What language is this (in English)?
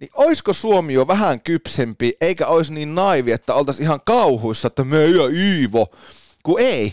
Finnish